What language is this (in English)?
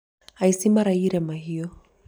Kikuyu